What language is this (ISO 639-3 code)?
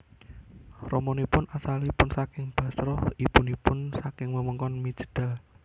jav